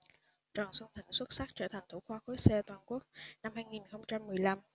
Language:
Vietnamese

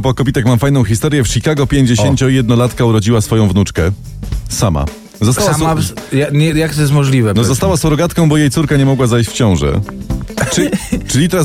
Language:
Polish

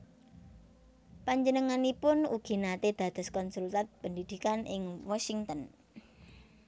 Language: Javanese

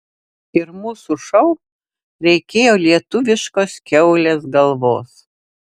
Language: Lithuanian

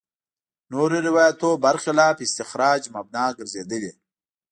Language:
Pashto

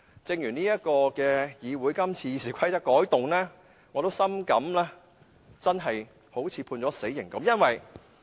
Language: Cantonese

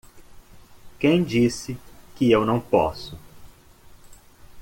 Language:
Portuguese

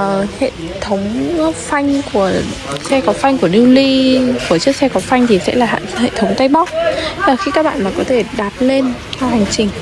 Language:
Vietnamese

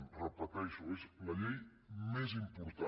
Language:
Catalan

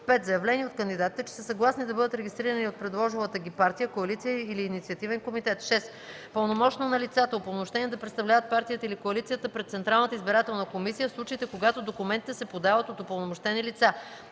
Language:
Bulgarian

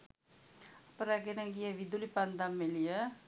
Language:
Sinhala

